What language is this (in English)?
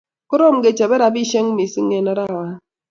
Kalenjin